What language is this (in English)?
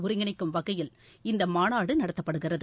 Tamil